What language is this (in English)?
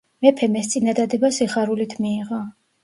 Georgian